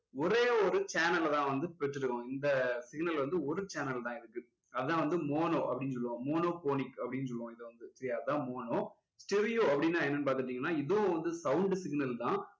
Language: Tamil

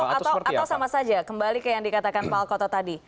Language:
Indonesian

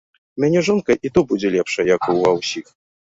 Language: Belarusian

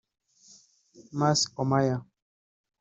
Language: Kinyarwanda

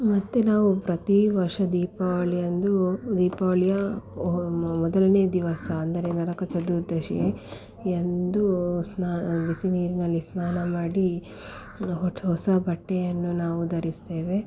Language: Kannada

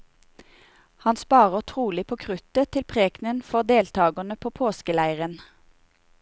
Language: Norwegian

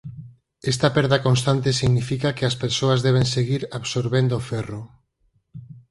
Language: Galician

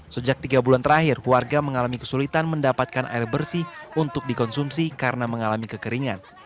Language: Indonesian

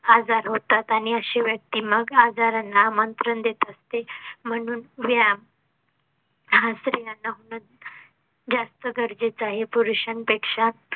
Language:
Marathi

